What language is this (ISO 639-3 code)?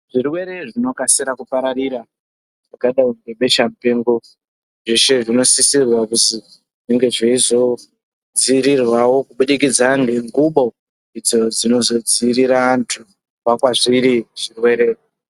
ndc